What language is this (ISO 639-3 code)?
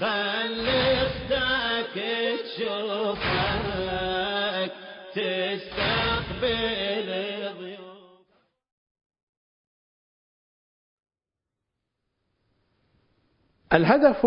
ara